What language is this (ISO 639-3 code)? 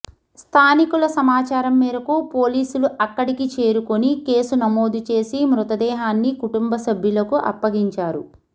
tel